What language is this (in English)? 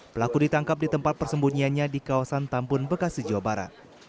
Indonesian